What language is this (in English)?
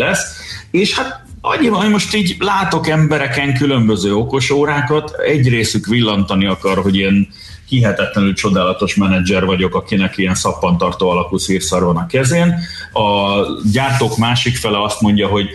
Hungarian